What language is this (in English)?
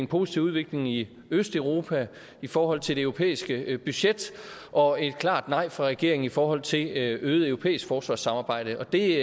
Danish